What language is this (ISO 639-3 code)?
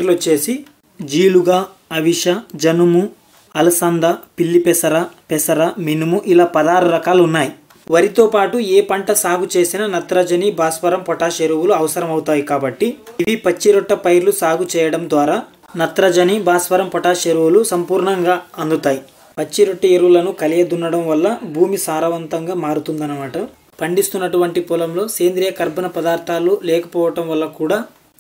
tel